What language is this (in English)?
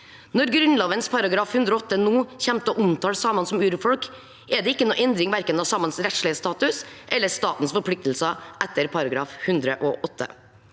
Norwegian